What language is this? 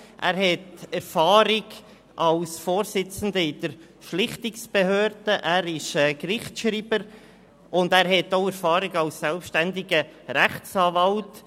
Swiss German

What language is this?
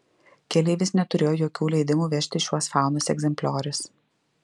Lithuanian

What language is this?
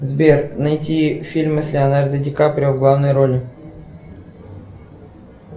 Russian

